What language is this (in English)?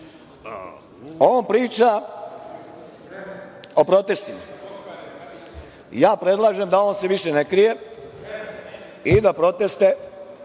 Serbian